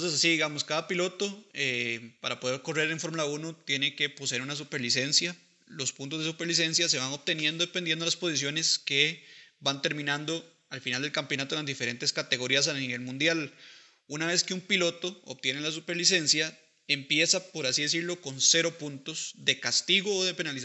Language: Spanish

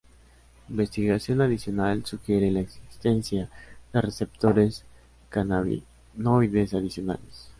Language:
Spanish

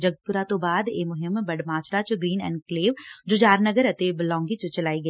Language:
Punjabi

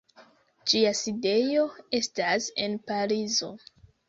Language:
Esperanto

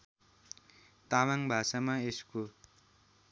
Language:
Nepali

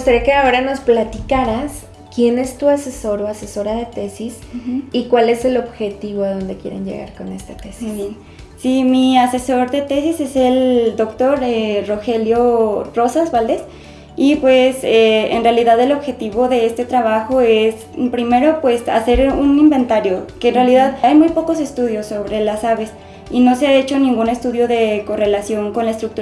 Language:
Spanish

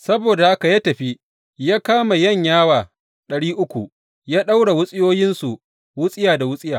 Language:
Hausa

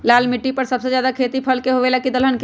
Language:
Magahi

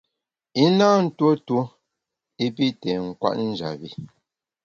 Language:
Bamun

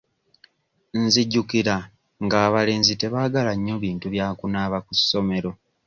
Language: Ganda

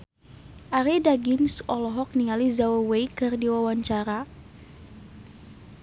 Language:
Sundanese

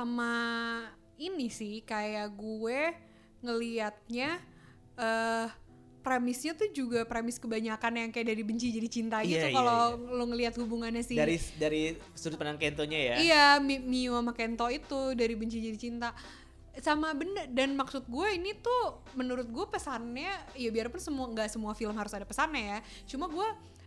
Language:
Indonesian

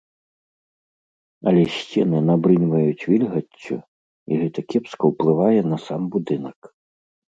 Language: Belarusian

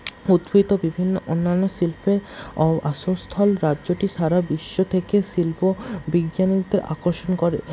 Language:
Bangla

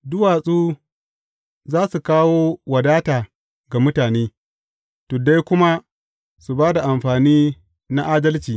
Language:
Hausa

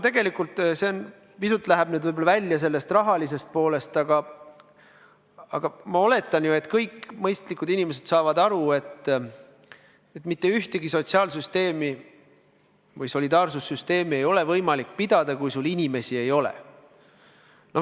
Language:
Estonian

